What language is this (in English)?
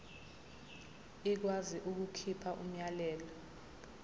Zulu